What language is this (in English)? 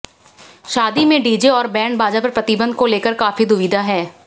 Hindi